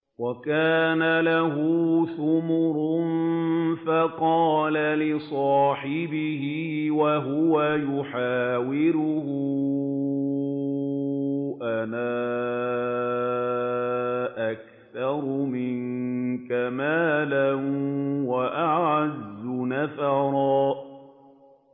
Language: Arabic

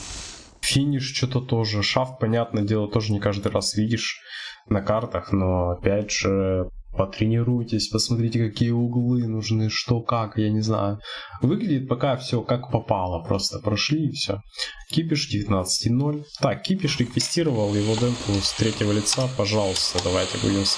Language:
Russian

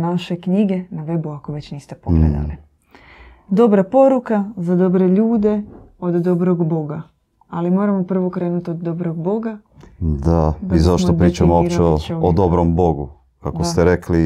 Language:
Croatian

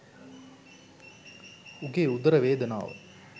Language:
Sinhala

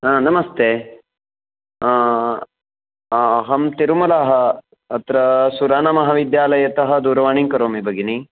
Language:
Sanskrit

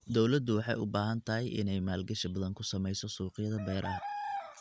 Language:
Somali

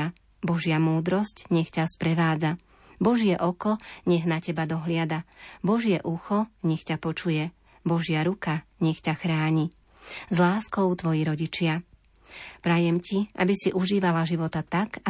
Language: Slovak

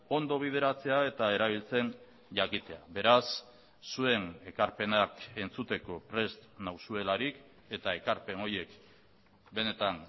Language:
Basque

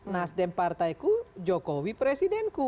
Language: Indonesian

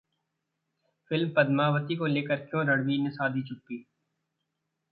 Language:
Hindi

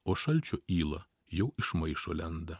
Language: Lithuanian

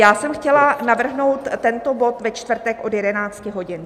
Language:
Czech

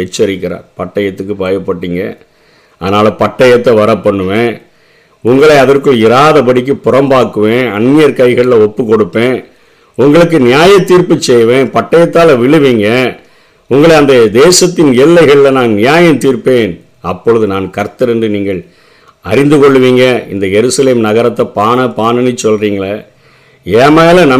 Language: Tamil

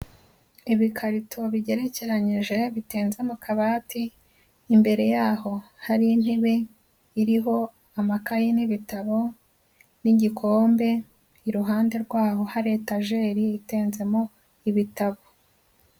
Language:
Kinyarwanda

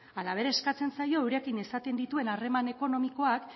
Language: Basque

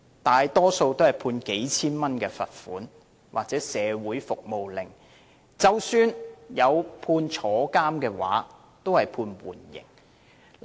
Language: Cantonese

